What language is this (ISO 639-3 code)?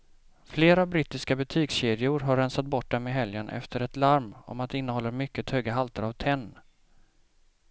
swe